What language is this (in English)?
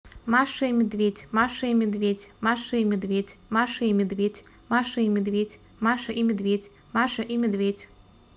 Russian